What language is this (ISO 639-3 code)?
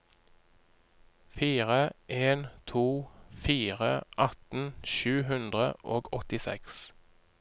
nor